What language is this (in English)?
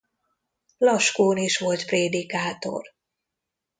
Hungarian